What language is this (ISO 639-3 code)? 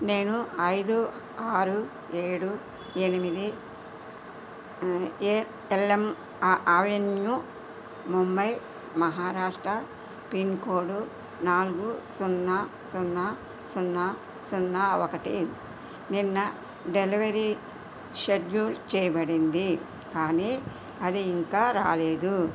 tel